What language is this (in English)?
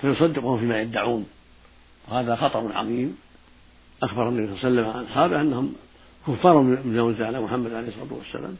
Arabic